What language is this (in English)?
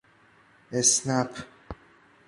Persian